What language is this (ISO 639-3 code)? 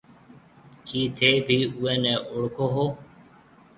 mve